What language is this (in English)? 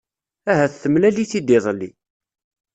Kabyle